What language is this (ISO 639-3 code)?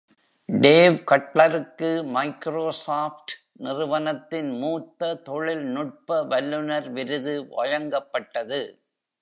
tam